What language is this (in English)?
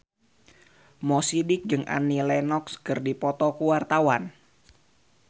Sundanese